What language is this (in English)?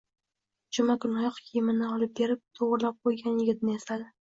Uzbek